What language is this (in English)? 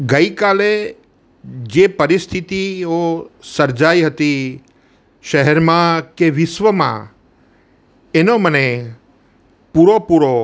Gujarati